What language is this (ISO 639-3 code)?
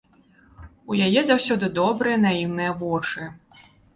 bel